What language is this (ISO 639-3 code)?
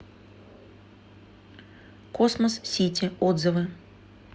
rus